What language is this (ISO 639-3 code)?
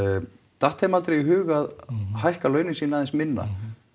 isl